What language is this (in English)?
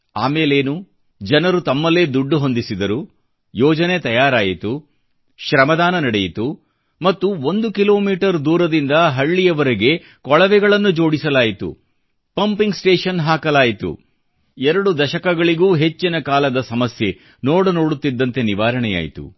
Kannada